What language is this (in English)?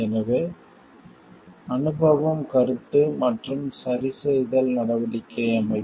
Tamil